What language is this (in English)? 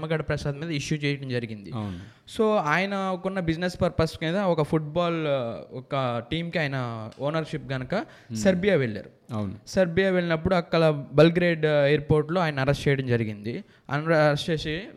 Telugu